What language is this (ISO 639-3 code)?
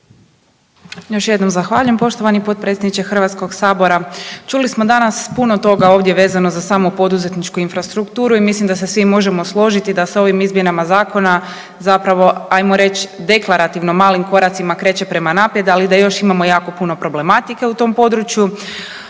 hrv